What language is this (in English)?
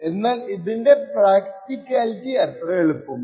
Malayalam